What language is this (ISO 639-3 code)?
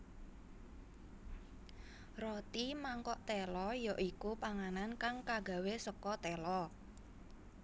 jav